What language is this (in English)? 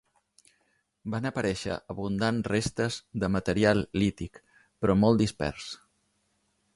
Catalan